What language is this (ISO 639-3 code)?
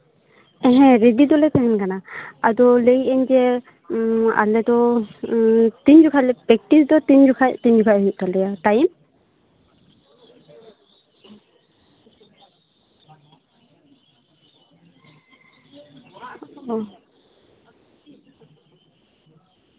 sat